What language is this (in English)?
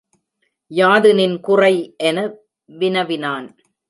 Tamil